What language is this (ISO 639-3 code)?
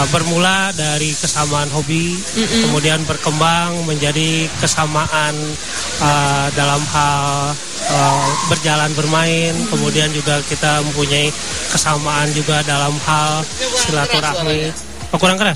ind